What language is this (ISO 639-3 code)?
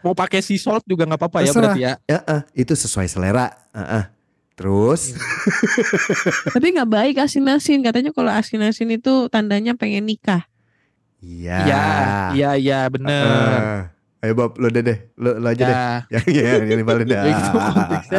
ind